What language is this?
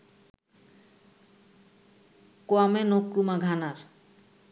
Bangla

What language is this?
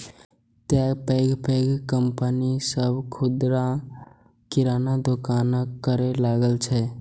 Maithili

